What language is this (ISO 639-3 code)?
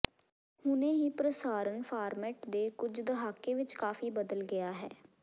pan